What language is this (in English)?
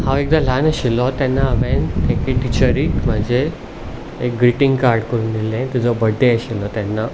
Konkani